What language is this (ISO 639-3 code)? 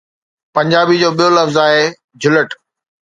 snd